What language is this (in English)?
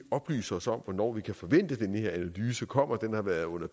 Danish